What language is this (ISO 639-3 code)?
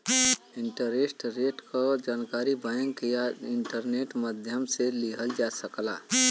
bho